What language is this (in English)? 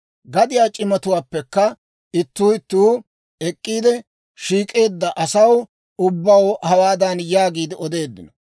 Dawro